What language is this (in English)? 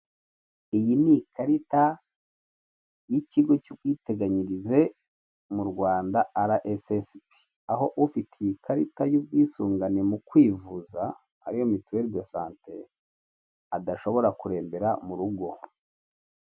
Kinyarwanda